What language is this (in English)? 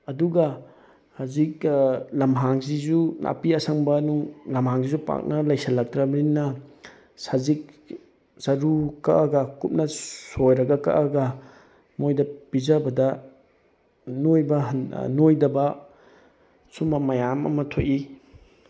Manipuri